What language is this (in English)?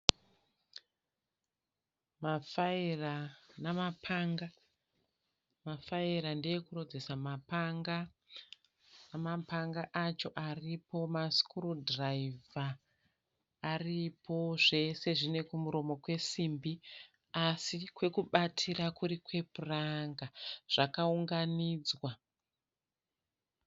Shona